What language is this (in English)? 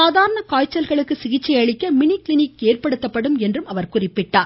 Tamil